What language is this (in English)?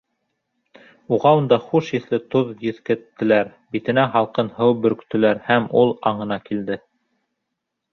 Bashkir